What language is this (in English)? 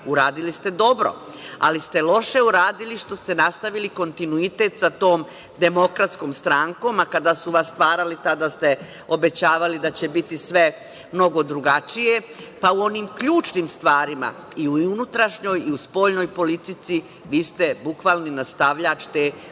Serbian